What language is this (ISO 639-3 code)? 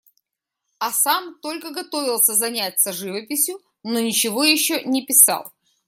rus